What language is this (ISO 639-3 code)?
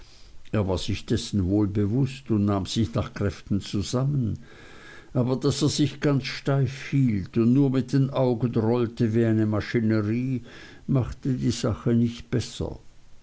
deu